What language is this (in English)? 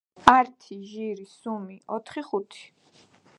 Georgian